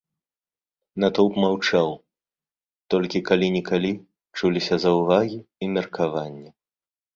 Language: Belarusian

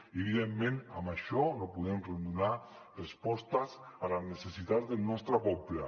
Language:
Catalan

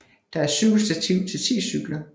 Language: Danish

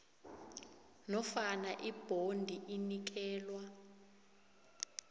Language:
South Ndebele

